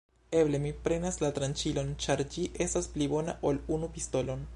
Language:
Esperanto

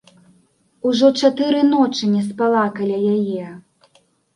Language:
Belarusian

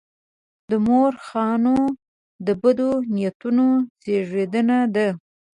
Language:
Pashto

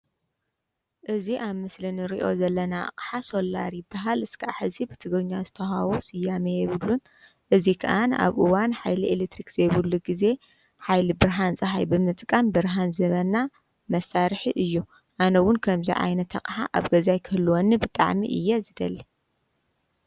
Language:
Tigrinya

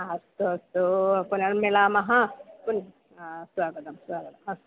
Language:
Sanskrit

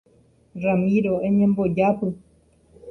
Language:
Guarani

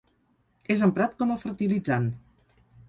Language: Catalan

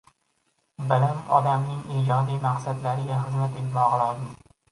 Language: Uzbek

